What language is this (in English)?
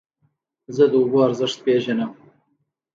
Pashto